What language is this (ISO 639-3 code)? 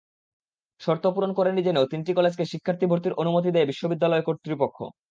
ben